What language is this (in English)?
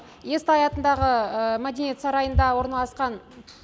Kazakh